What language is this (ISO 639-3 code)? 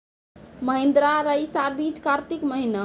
mai